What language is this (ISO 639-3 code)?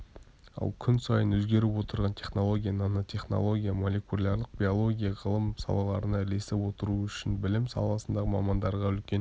kaz